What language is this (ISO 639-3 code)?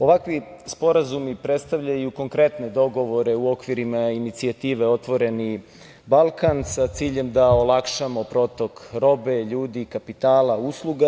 srp